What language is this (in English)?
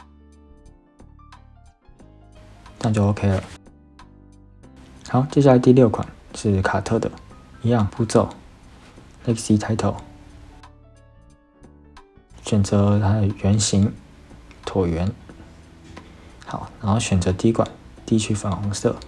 Chinese